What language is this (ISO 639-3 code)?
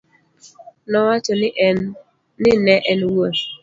luo